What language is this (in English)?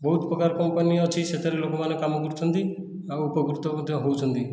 Odia